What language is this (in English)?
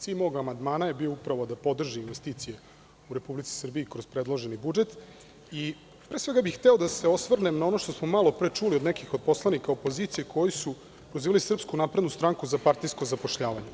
Serbian